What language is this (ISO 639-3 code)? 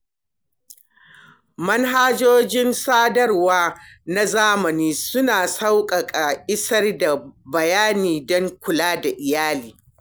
hau